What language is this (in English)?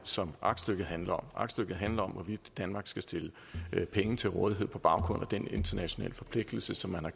Danish